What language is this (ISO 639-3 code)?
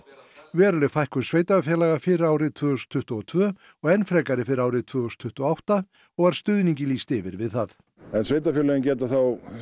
isl